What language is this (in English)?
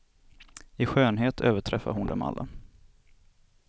Swedish